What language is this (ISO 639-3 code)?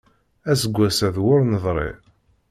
kab